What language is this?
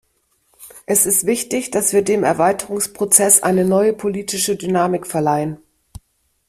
German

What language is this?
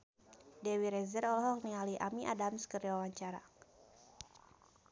Sundanese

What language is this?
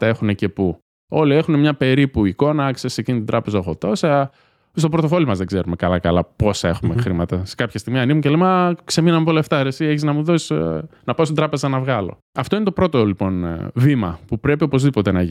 Greek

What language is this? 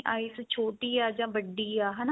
Punjabi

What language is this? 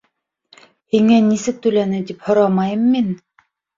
Bashkir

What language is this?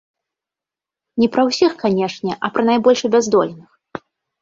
Belarusian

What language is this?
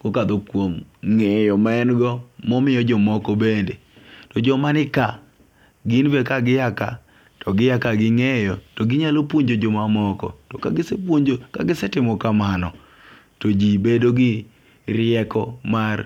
Luo (Kenya and Tanzania)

